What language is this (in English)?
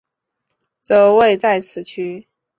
Chinese